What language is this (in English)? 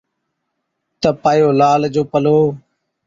Od